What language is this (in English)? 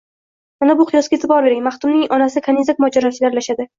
Uzbek